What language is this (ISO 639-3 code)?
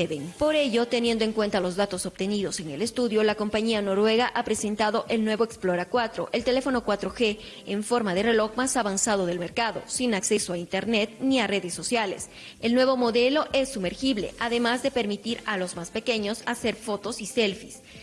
spa